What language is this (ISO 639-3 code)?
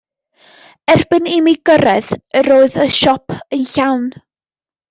cym